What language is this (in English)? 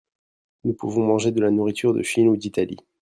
French